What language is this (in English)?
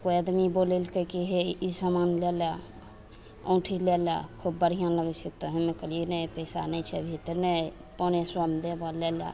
Maithili